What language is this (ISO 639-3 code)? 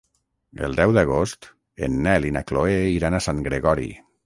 cat